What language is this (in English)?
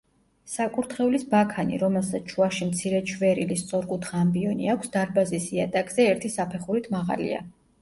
Georgian